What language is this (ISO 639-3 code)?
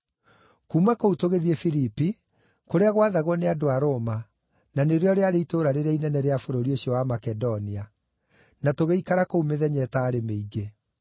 kik